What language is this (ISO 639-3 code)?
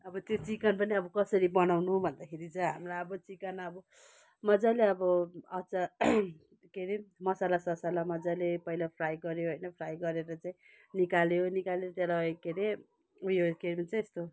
nep